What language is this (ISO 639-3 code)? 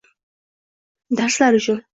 uzb